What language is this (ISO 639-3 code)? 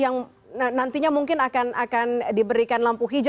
ind